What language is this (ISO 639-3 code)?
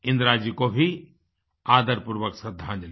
hin